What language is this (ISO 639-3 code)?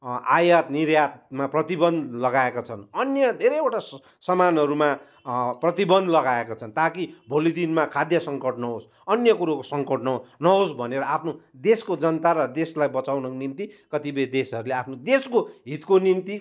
nep